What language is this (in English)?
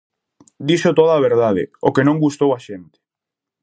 Galician